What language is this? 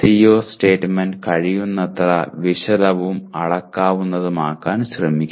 Malayalam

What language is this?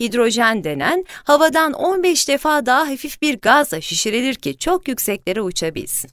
Turkish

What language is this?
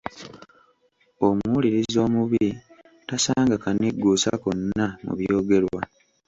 Ganda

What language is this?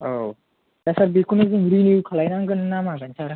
Bodo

